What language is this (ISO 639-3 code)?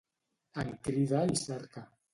cat